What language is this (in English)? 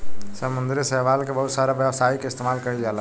Bhojpuri